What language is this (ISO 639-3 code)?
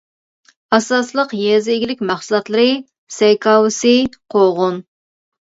uig